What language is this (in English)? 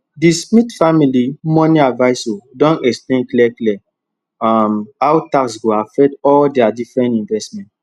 Nigerian Pidgin